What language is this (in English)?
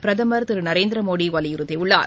Tamil